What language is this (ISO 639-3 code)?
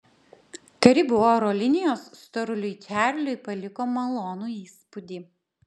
lit